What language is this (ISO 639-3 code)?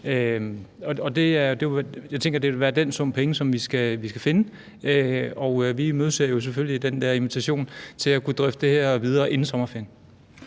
dan